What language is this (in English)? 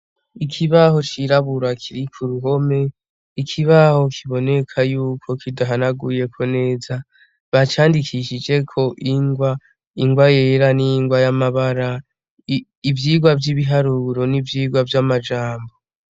Rundi